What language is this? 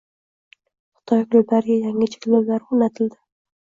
Uzbek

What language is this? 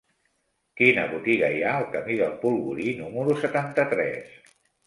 Catalan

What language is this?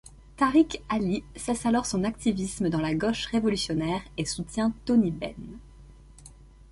French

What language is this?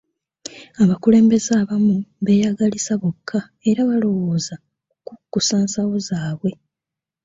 Ganda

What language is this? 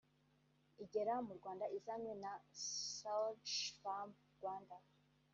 Kinyarwanda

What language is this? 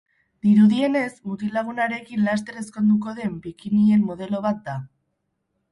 Basque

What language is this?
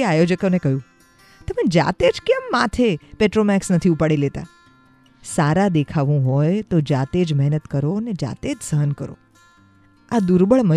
Hindi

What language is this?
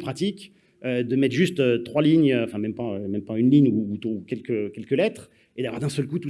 French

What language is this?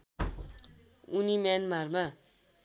Nepali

